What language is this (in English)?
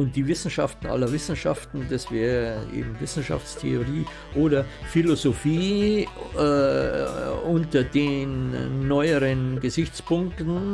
German